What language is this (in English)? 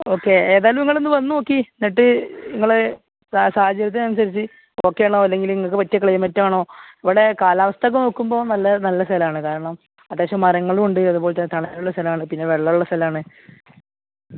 Malayalam